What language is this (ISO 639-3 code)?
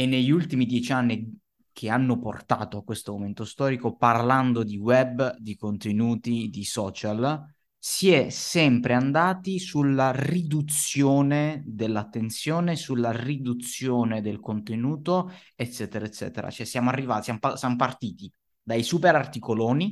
ita